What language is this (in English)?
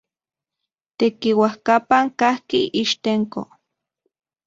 Central Puebla Nahuatl